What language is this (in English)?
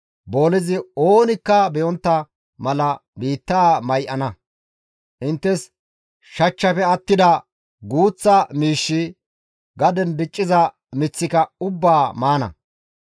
Gamo